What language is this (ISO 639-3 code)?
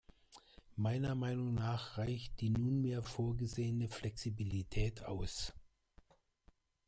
deu